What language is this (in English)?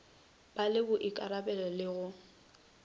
Northern Sotho